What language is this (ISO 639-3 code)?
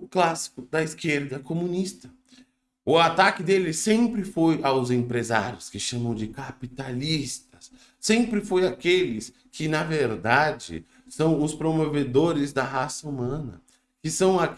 por